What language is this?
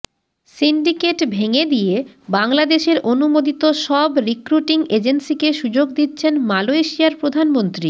Bangla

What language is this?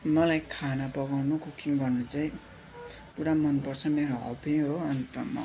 Nepali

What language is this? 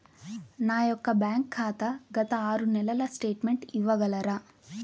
Telugu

